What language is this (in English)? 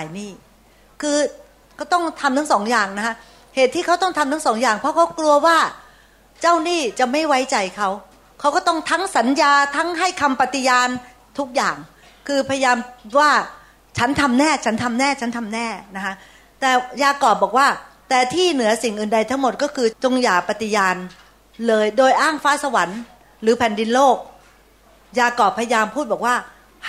Thai